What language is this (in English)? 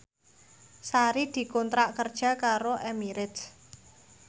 Javanese